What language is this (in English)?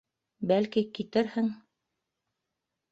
Bashkir